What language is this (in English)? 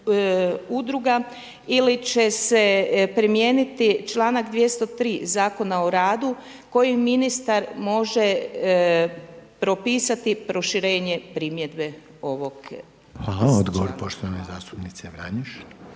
Croatian